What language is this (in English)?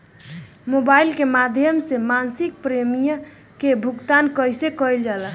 Bhojpuri